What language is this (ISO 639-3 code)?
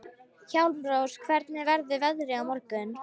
isl